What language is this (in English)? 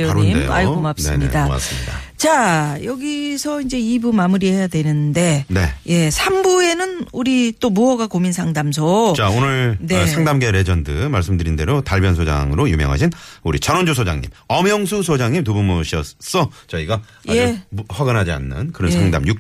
Korean